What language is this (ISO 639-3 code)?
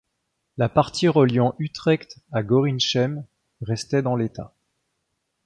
fra